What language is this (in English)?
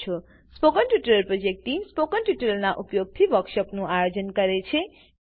Gujarati